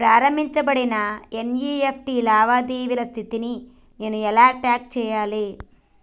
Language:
Telugu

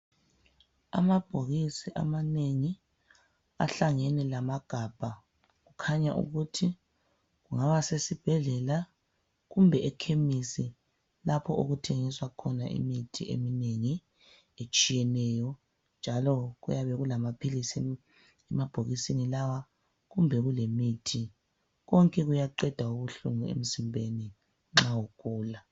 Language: North Ndebele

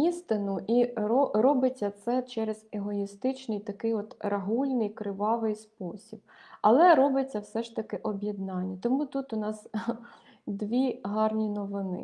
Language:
Ukrainian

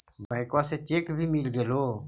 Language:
Magahi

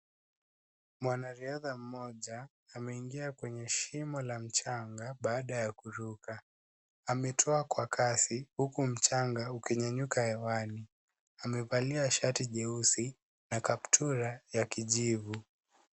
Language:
Swahili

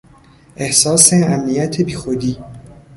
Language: Persian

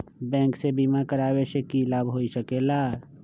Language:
Magahi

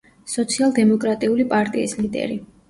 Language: Georgian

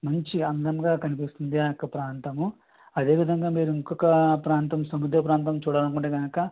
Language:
Telugu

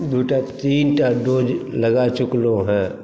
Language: Maithili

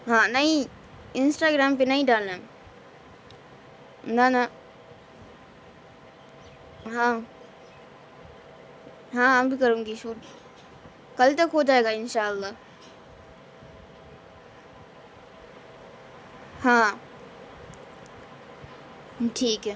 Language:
Urdu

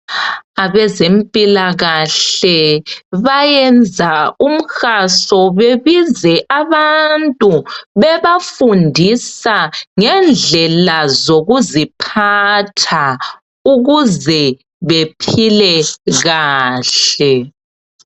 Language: North Ndebele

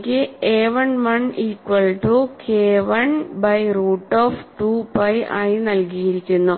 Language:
Malayalam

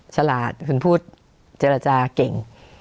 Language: Thai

